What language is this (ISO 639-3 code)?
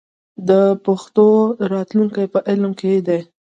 pus